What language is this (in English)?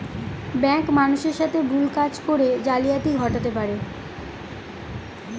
Bangla